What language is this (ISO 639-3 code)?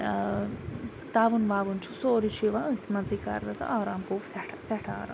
kas